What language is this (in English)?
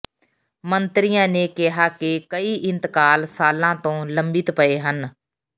Punjabi